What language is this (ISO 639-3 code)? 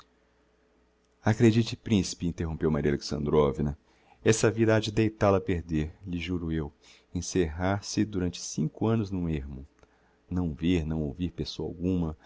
por